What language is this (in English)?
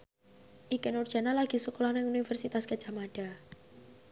Javanese